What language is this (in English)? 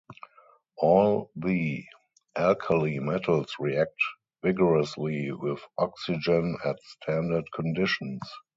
English